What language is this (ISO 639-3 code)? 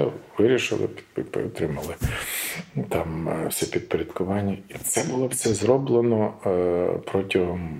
ukr